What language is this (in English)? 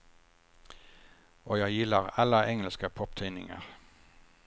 Swedish